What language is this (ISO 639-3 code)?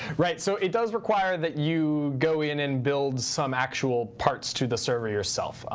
eng